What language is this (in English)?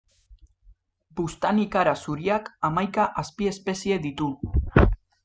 Basque